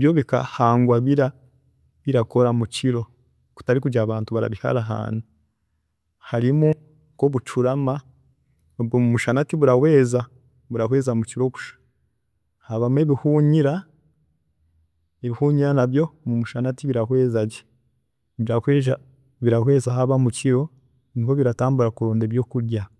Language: Chiga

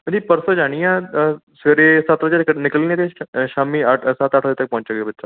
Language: Punjabi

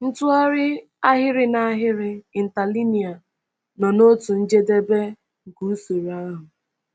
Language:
Igbo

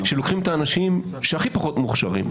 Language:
Hebrew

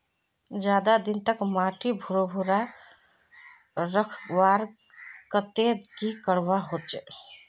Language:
Magahi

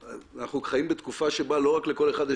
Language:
Hebrew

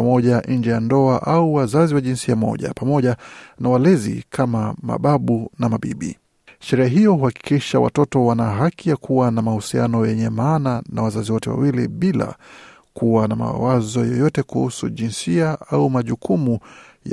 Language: Swahili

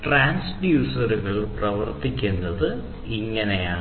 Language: Malayalam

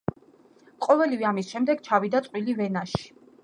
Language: Georgian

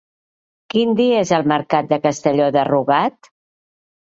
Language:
Catalan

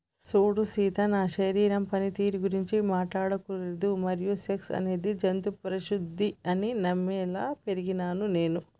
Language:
Telugu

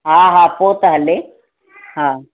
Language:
Sindhi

